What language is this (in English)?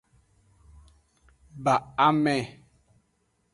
Aja (Benin)